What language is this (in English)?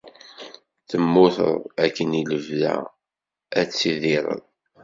Kabyle